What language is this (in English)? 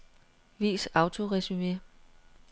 Danish